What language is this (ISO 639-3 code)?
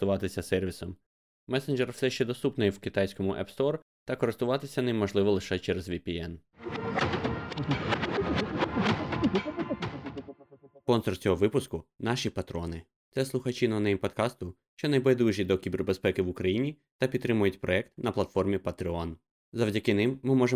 ukr